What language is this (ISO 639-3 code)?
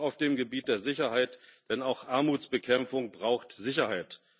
deu